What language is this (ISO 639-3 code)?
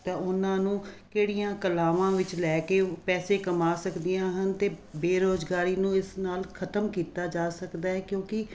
pan